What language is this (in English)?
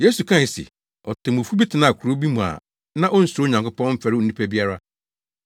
Akan